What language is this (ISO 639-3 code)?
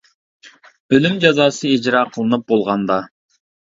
uig